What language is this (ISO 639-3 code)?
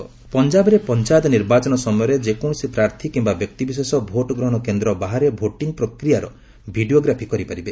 ori